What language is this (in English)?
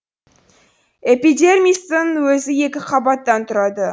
Kazakh